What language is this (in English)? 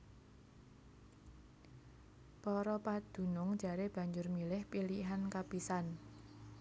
Javanese